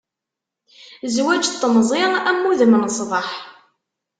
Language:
Kabyle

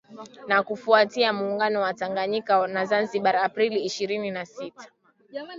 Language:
Swahili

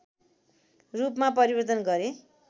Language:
Nepali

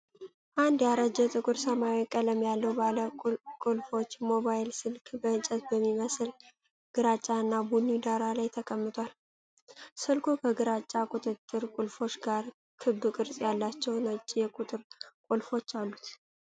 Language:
Amharic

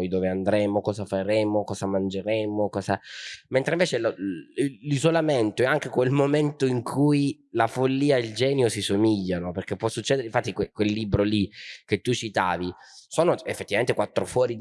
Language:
Italian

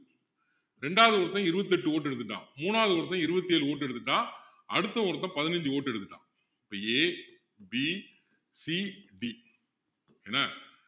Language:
Tamil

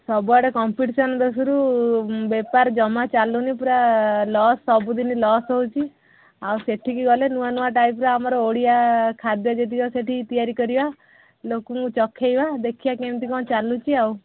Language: Odia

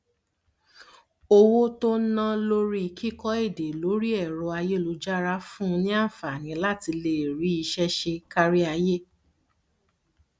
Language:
Yoruba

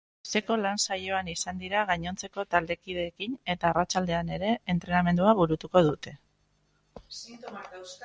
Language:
Basque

